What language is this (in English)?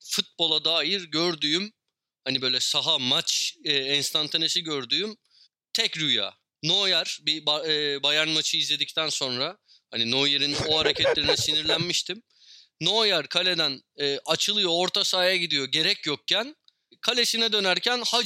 Turkish